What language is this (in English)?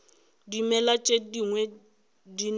Northern Sotho